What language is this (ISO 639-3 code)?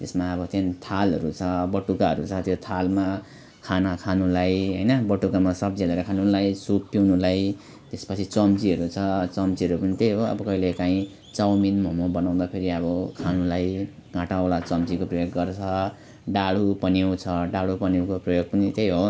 nep